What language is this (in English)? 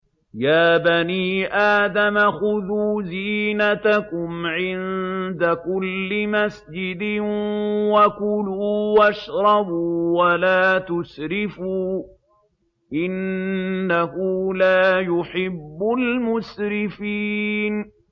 Arabic